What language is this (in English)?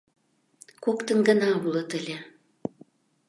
Mari